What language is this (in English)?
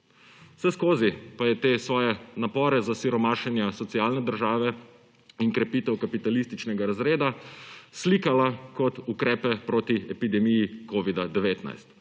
Slovenian